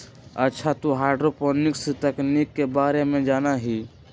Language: Magahi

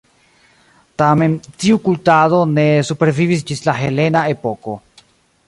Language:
Esperanto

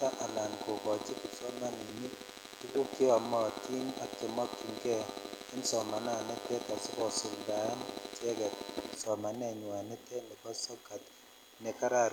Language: Kalenjin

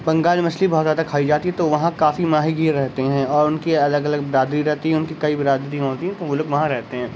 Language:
Urdu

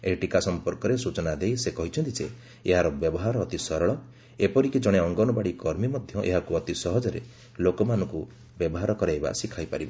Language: Odia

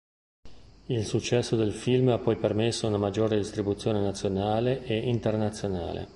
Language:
Italian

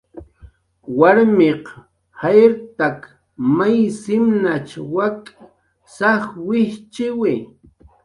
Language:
Jaqaru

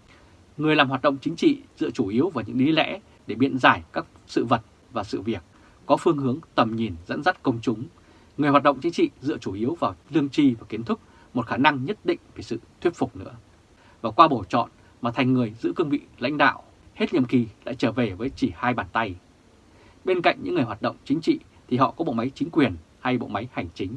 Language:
Vietnamese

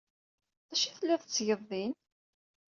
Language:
Kabyle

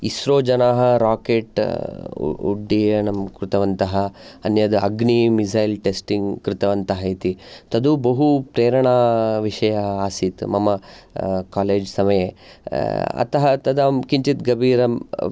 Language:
Sanskrit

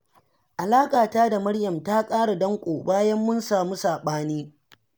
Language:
Hausa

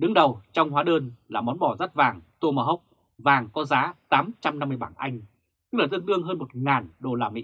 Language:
Vietnamese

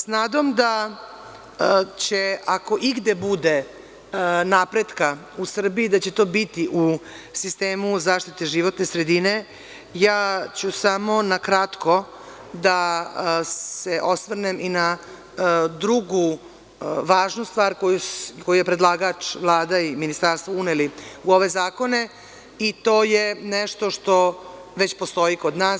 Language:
Serbian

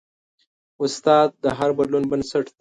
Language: Pashto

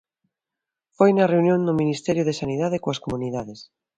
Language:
Galician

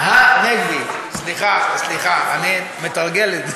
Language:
Hebrew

